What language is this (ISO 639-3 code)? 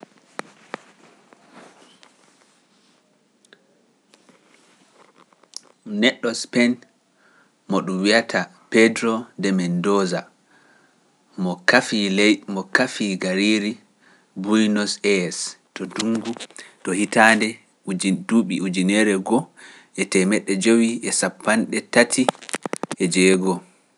fuf